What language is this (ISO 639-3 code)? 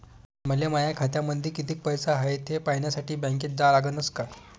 mar